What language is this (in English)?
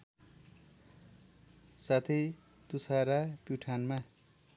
Nepali